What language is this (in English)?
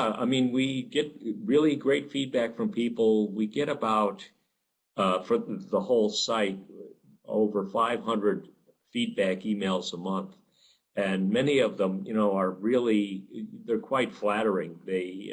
English